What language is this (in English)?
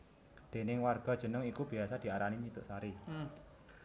Javanese